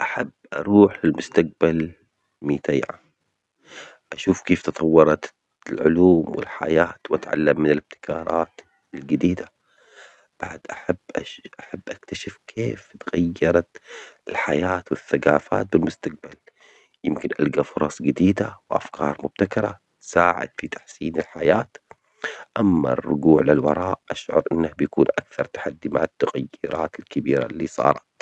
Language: Omani Arabic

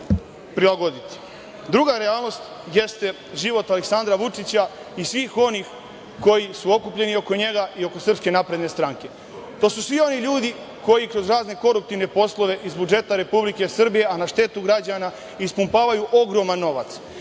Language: Serbian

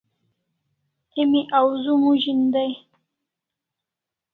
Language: Kalasha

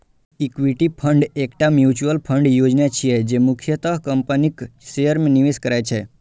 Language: Maithili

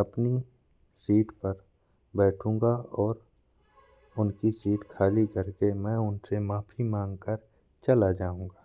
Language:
Bundeli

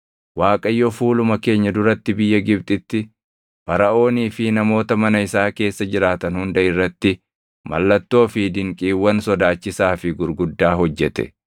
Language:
Oromo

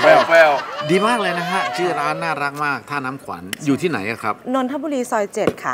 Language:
Thai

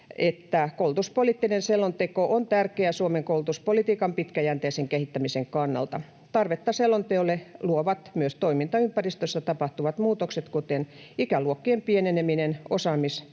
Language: Finnish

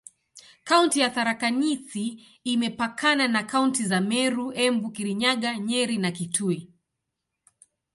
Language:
Swahili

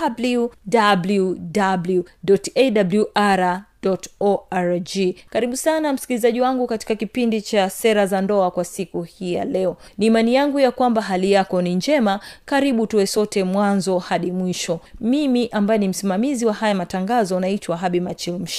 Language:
Swahili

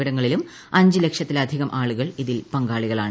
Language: Malayalam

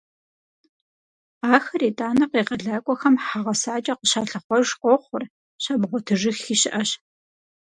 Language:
Kabardian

